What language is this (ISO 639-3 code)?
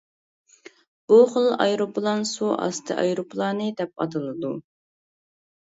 uig